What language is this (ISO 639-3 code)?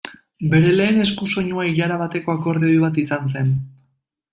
eus